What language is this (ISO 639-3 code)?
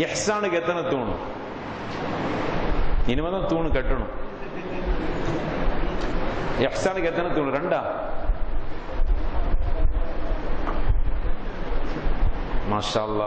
ara